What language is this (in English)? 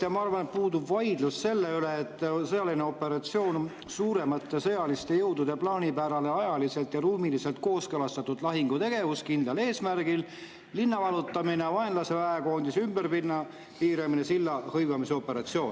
Estonian